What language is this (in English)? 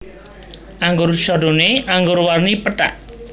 Javanese